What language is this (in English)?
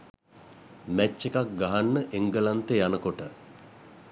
Sinhala